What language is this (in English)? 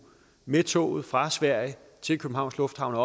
Danish